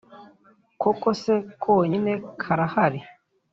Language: Kinyarwanda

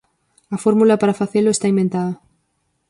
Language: Galician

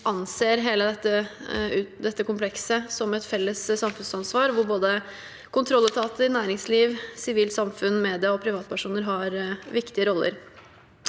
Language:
Norwegian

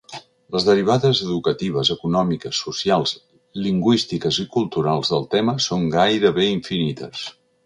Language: Catalan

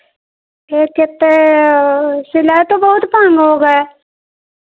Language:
Hindi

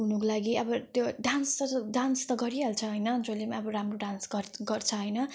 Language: Nepali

